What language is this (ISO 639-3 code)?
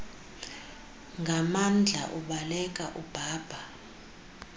xho